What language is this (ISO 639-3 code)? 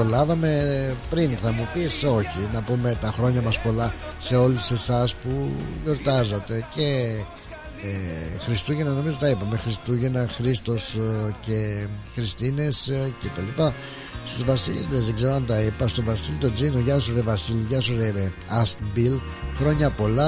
ell